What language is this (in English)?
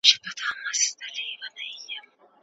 Pashto